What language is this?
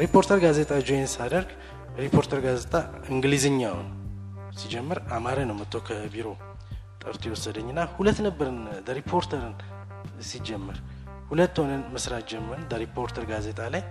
Amharic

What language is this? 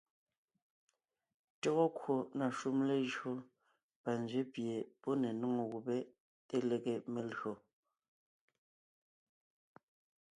Ngiemboon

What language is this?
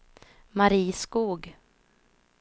Swedish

